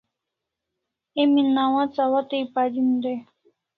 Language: Kalasha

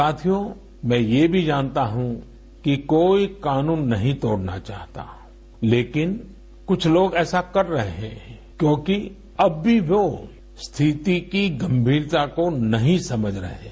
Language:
Hindi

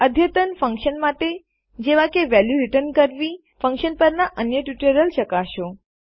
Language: Gujarati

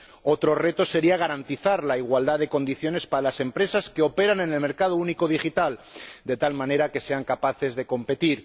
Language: Spanish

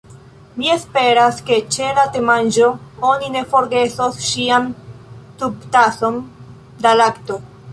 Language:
Esperanto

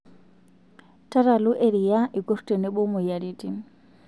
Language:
Masai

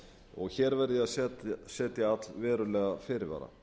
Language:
Icelandic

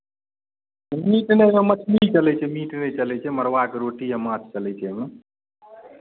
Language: Maithili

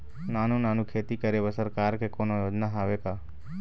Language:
Chhattisgarhi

